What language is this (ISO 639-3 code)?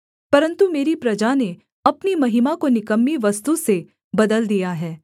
hin